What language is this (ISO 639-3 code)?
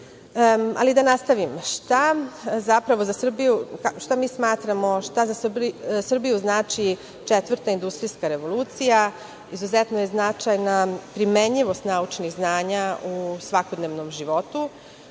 srp